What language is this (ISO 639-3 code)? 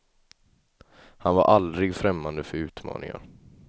swe